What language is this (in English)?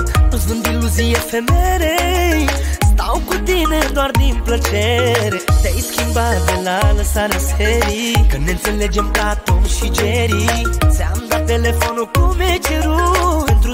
Romanian